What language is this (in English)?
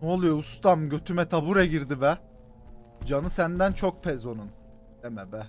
Turkish